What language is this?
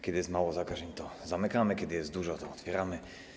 Polish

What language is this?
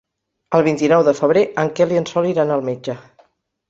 Catalan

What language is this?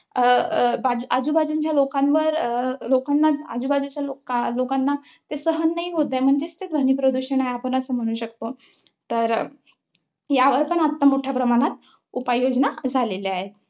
Marathi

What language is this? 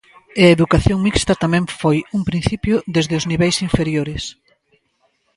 Galician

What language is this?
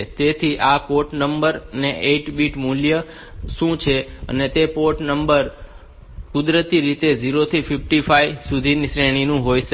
Gujarati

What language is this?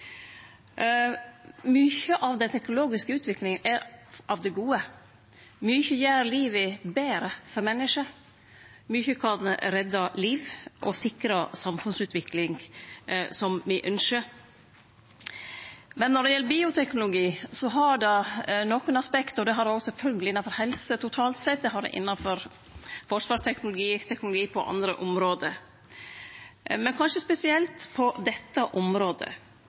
Norwegian Nynorsk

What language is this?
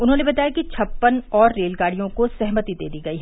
Hindi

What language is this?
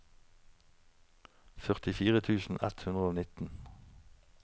Norwegian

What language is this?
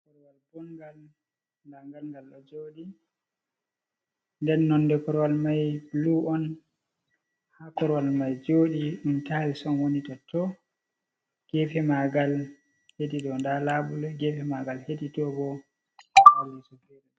Fula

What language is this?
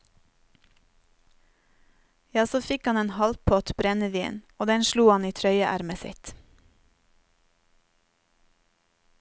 Norwegian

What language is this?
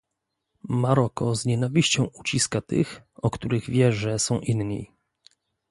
Polish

